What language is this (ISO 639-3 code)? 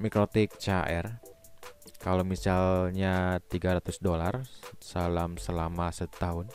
ind